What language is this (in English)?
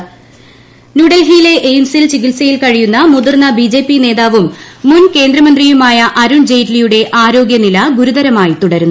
Malayalam